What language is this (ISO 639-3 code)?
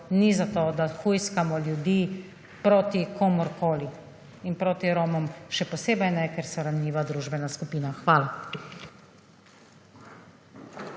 slv